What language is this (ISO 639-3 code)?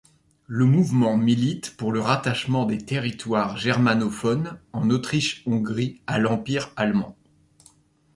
fra